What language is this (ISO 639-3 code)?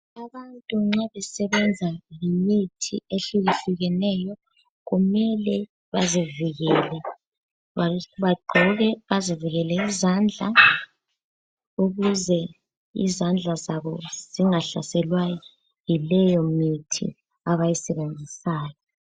nde